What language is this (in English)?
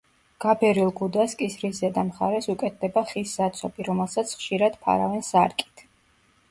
Georgian